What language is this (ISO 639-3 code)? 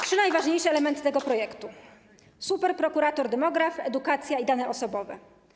pol